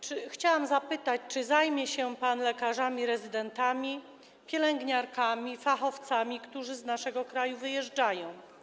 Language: Polish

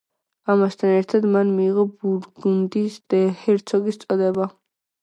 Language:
Georgian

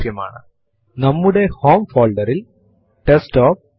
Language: Malayalam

